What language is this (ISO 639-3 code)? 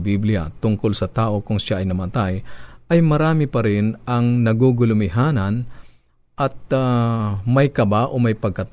fil